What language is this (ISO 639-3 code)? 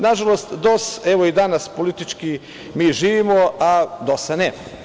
srp